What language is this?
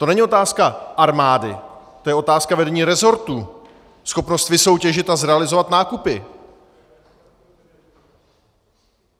Czech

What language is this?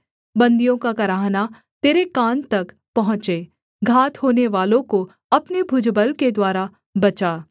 Hindi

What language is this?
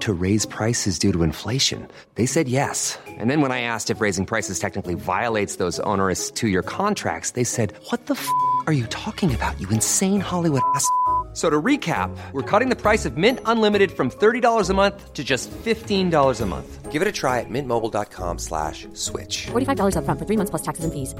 Filipino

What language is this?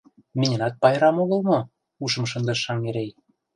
Mari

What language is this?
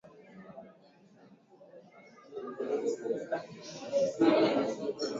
Swahili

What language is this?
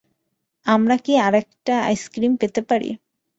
Bangla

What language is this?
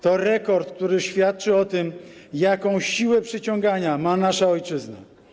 Polish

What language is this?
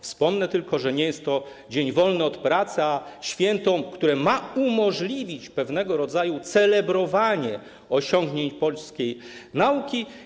Polish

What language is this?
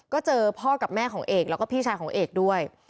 Thai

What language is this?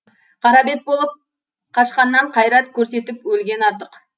Kazakh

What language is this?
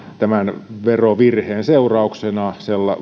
Finnish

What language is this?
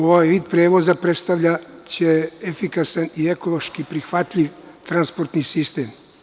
Serbian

